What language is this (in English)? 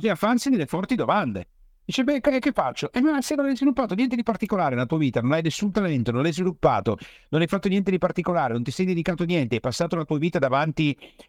Italian